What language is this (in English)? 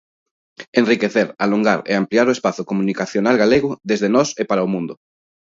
Galician